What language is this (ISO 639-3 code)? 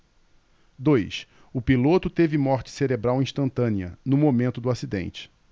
por